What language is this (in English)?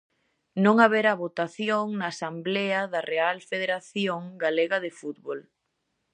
Galician